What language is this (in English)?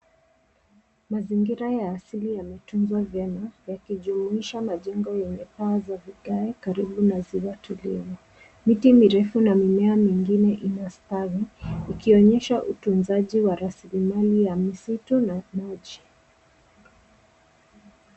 Swahili